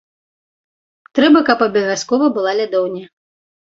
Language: Belarusian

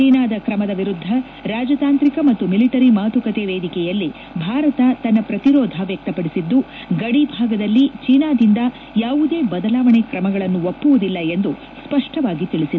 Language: Kannada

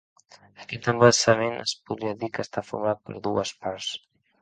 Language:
Catalan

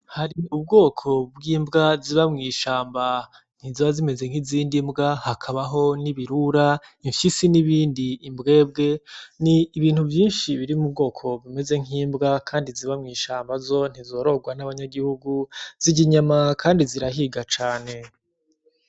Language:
Rundi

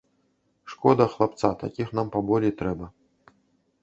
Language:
Belarusian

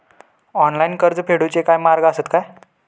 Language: Marathi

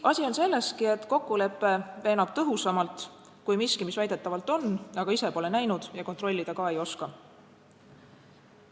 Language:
Estonian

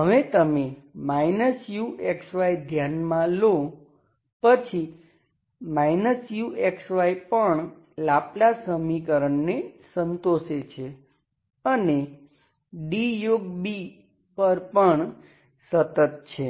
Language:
Gujarati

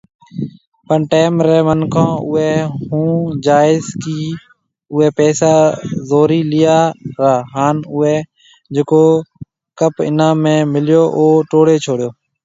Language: Marwari (Pakistan)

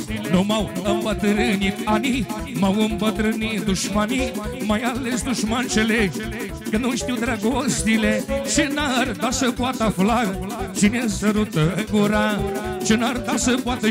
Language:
Romanian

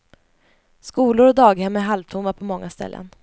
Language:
Swedish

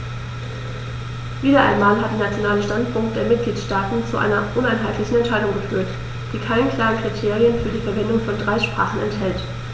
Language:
German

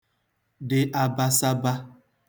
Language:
Igbo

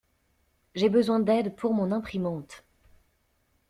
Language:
French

